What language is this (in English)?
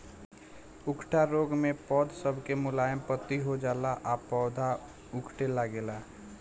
Bhojpuri